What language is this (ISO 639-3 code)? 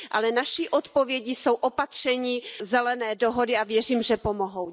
ces